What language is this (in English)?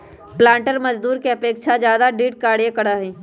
Magahi